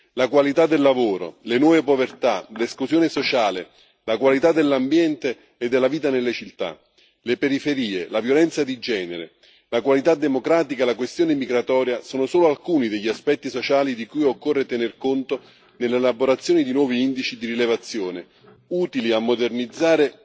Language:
Italian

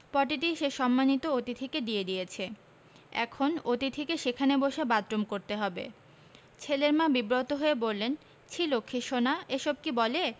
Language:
Bangla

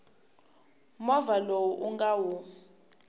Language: Tsonga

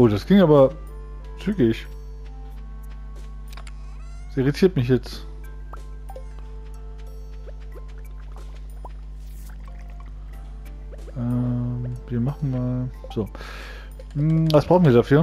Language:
German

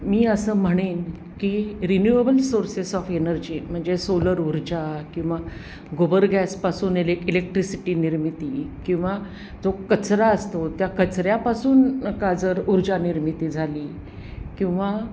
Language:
Marathi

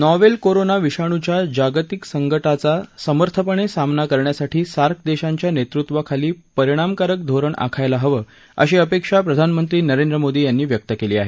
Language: Marathi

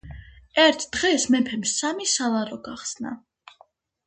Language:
Georgian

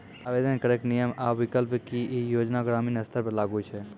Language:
Maithili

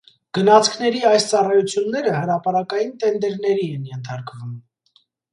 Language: Armenian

